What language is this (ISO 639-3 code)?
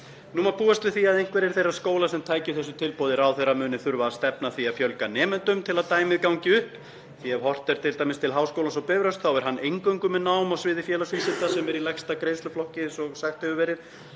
isl